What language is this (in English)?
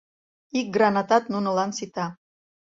Mari